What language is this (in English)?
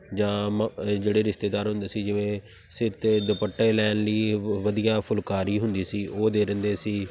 Punjabi